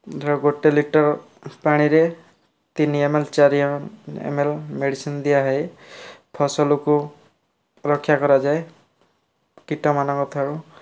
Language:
Odia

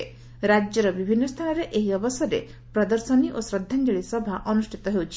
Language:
Odia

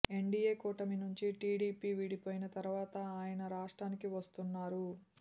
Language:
Telugu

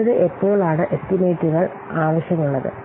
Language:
Malayalam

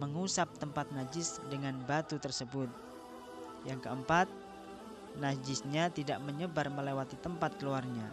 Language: Indonesian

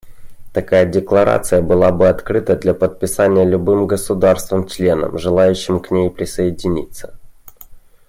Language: Russian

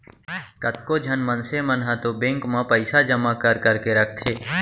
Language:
Chhattisgarhi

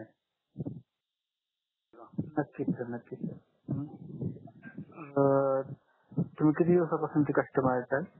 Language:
Marathi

